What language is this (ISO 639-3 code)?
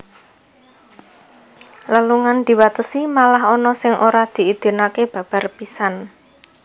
jav